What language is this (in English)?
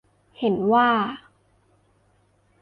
Thai